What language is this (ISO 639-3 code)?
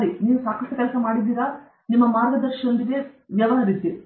kan